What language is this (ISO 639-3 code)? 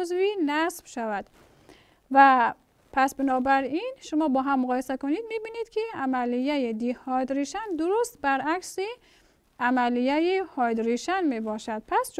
fas